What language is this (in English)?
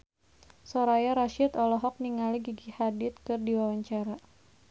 Sundanese